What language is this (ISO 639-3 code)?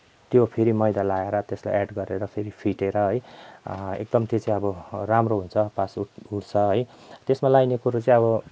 nep